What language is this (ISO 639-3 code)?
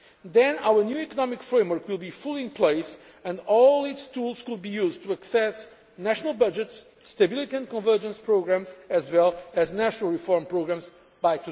eng